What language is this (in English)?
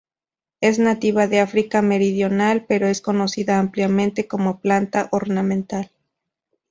Spanish